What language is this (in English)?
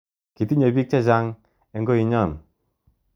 Kalenjin